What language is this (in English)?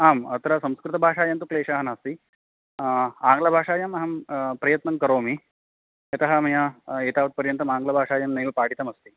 Sanskrit